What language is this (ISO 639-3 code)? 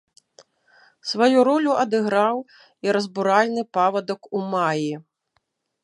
bel